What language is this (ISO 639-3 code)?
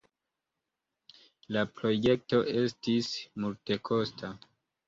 epo